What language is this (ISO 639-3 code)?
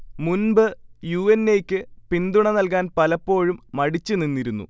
mal